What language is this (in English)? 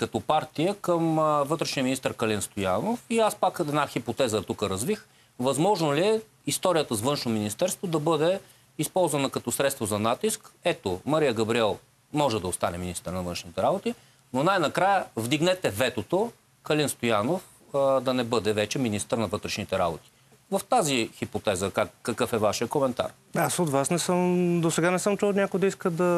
Bulgarian